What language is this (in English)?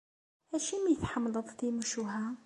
Kabyle